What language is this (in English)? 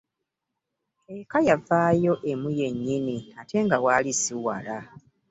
Ganda